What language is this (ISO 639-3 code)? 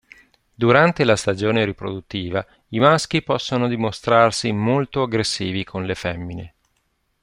ita